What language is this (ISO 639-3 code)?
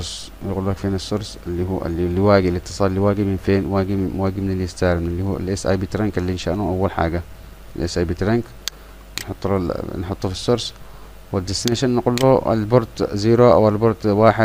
ara